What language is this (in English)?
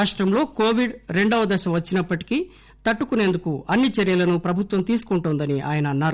Telugu